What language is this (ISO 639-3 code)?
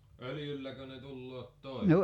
fin